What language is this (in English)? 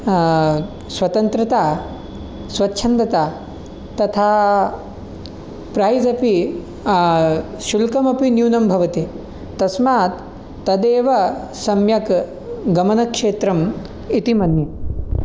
Sanskrit